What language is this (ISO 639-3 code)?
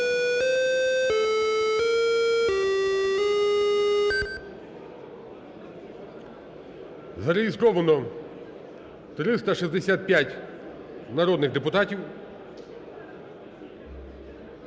ukr